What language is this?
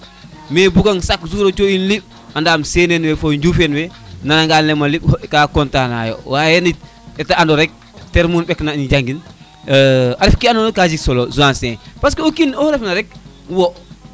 Serer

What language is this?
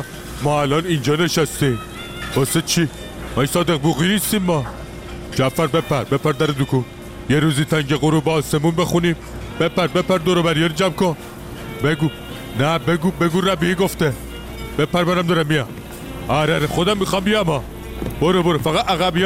Persian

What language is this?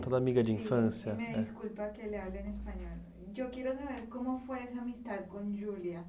Portuguese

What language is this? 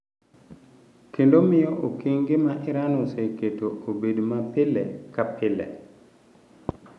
Luo (Kenya and Tanzania)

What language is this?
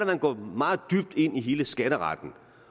Danish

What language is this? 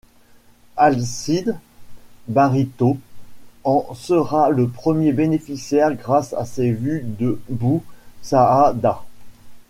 French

